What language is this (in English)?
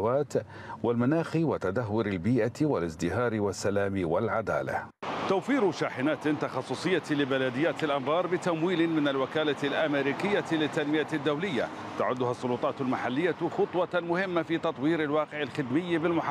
Arabic